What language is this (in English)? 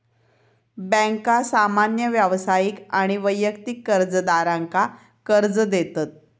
Marathi